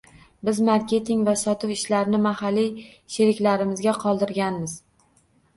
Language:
Uzbek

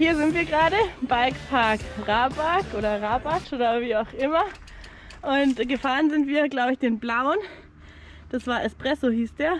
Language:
German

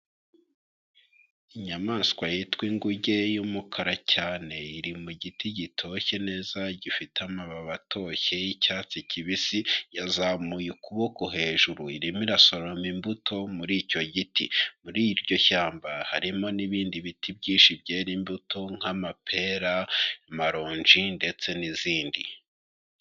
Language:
Kinyarwanda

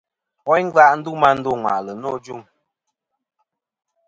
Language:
Kom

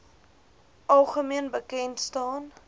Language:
Afrikaans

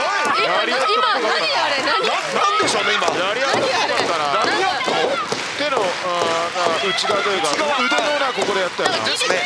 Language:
Japanese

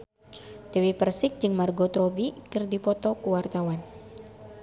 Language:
Sundanese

